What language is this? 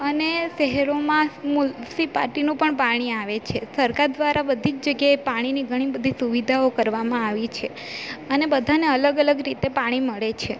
Gujarati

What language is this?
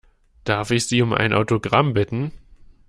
German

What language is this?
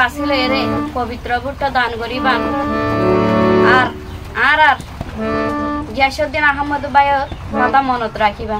Indonesian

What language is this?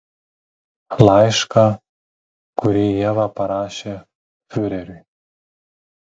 Lithuanian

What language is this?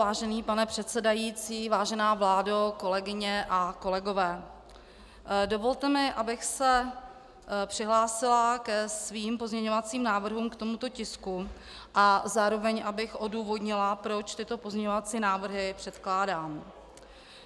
Czech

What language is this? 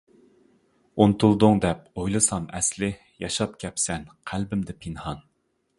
Uyghur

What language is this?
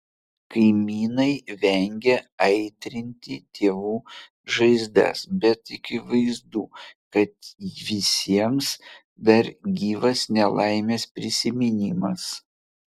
Lithuanian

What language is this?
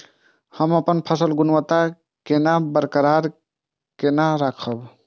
Maithili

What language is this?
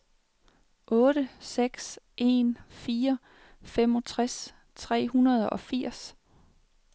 Danish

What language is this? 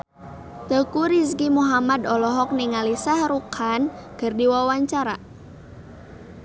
Sundanese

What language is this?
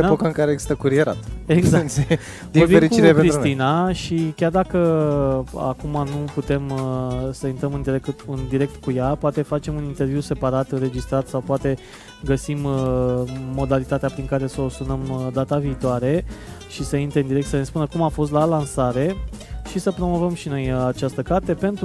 Romanian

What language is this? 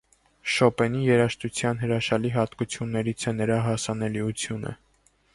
Armenian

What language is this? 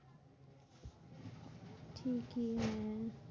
Bangla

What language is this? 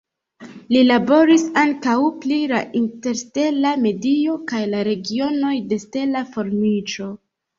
Esperanto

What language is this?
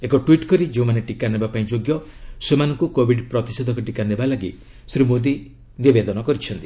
Odia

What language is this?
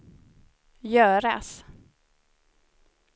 Swedish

